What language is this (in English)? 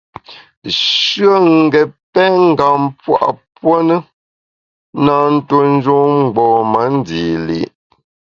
Bamun